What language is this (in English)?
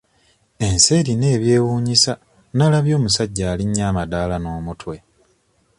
Ganda